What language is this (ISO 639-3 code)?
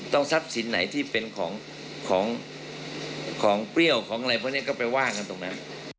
tha